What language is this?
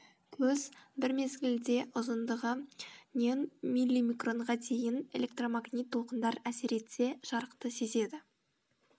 Kazakh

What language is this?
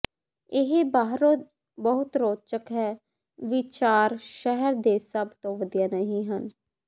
Punjabi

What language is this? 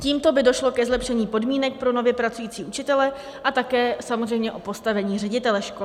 Czech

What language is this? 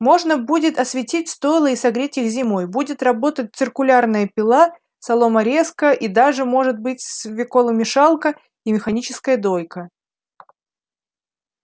Russian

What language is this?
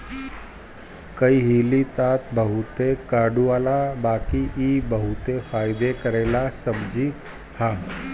Bhojpuri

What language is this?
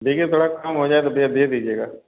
Hindi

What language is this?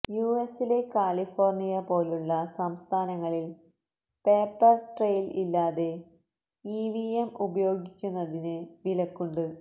Malayalam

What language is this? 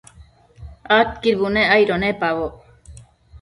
Matsés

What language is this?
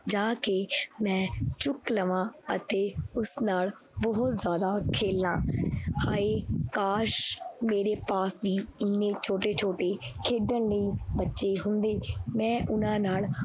Punjabi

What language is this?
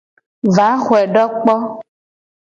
Gen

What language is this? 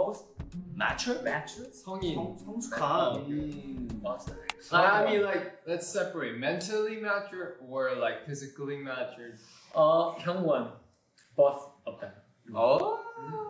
English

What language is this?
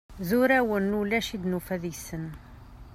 Kabyle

